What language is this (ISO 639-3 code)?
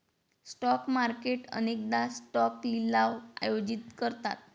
mar